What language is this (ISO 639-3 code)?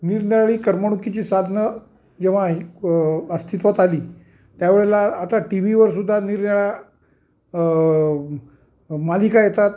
mar